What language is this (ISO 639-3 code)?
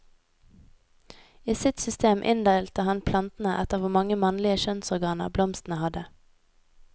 nor